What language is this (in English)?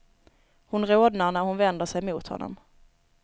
Swedish